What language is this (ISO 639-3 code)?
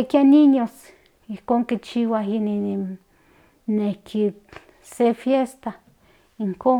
nhn